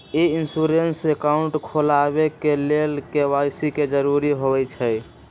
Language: Magahi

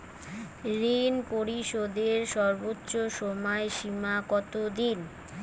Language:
Bangla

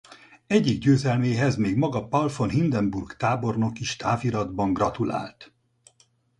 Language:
Hungarian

